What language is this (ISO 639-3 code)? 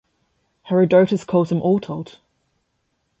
eng